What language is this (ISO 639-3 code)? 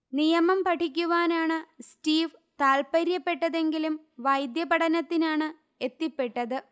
mal